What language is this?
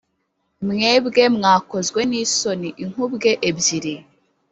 Kinyarwanda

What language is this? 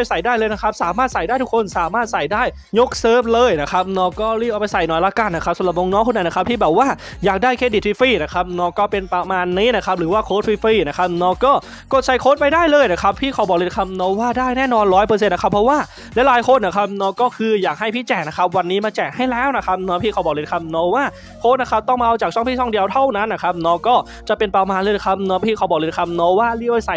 Thai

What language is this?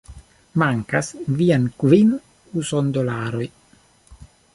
Esperanto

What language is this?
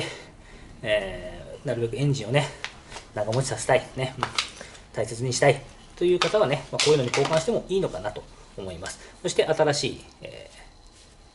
Japanese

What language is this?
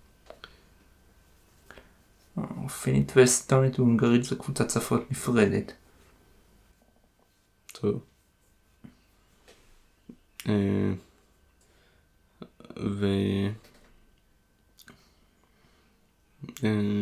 Hebrew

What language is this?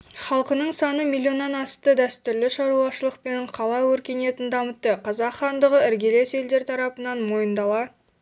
Kazakh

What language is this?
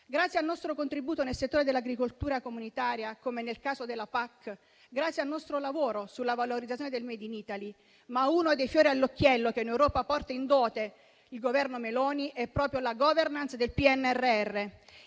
Italian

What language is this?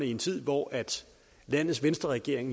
Danish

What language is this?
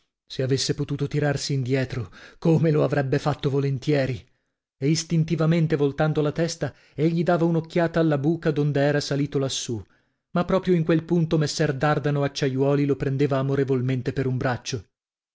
Italian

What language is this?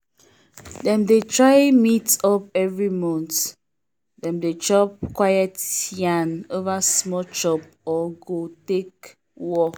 Nigerian Pidgin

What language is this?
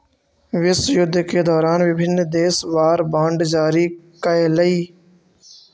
Magahi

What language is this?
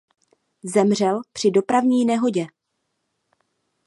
Czech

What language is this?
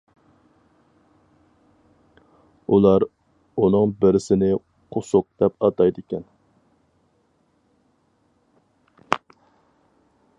Uyghur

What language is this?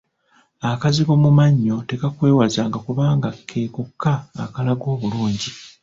Ganda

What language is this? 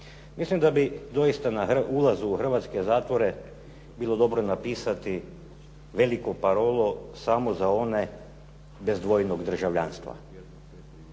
Croatian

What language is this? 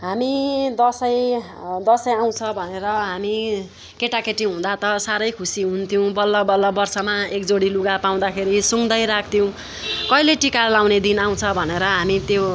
Nepali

